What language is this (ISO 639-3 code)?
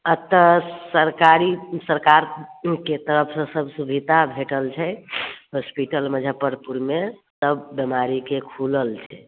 mai